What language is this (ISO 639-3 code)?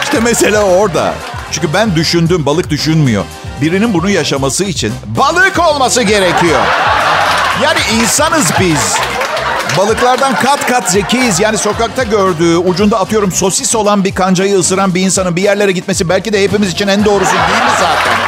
tur